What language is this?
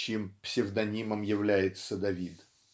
Russian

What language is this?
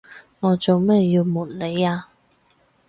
Cantonese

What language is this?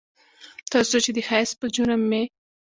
Pashto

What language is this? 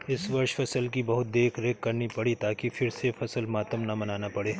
Hindi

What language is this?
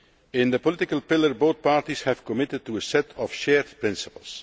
English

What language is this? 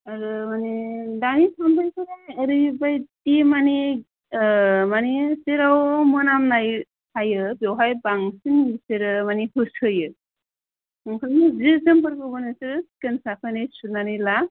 Bodo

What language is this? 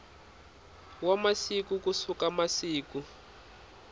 Tsonga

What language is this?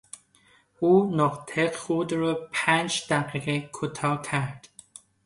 Persian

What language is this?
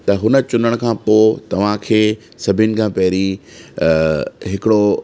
Sindhi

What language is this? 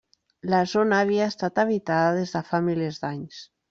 Catalan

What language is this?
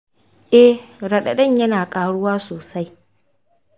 Hausa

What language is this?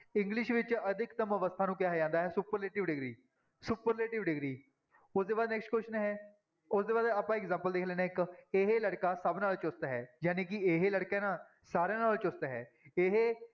Punjabi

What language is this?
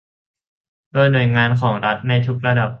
Thai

